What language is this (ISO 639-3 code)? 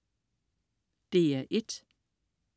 dan